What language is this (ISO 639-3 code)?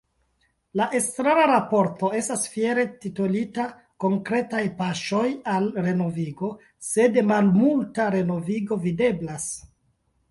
epo